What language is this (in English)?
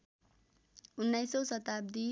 Nepali